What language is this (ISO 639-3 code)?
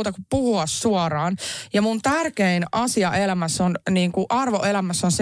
fin